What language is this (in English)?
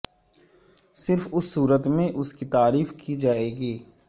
Urdu